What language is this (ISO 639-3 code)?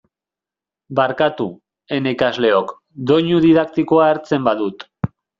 eus